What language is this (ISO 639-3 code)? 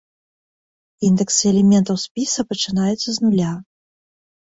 bel